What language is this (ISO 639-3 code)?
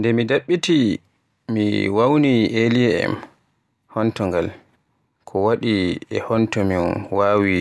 fue